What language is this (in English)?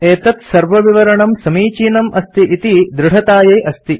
Sanskrit